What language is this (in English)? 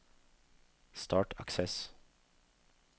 Norwegian